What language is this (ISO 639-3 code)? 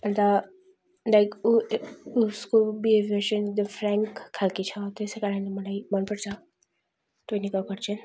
nep